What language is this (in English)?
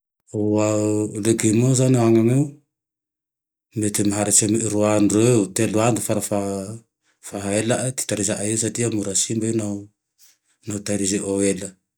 Tandroy-Mahafaly Malagasy